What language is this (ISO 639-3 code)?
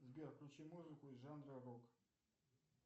rus